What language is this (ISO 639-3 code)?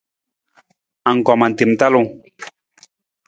nmz